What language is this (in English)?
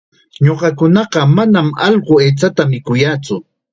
Chiquián Ancash Quechua